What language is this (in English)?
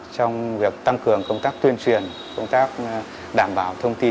Vietnamese